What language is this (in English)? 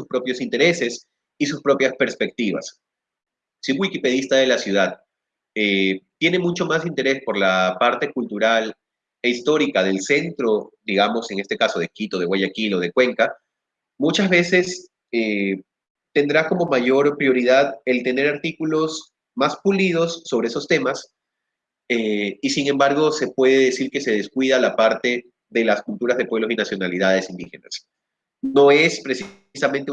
Spanish